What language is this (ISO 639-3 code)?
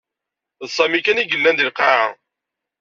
kab